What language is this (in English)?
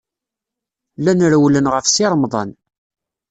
Kabyle